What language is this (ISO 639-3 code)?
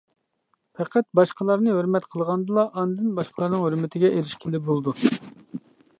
uig